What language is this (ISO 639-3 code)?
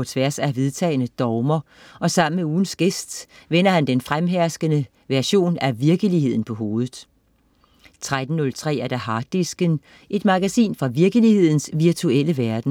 dan